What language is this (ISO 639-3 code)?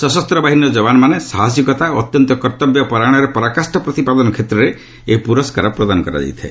ori